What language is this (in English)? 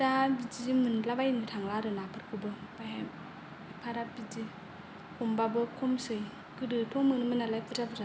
Bodo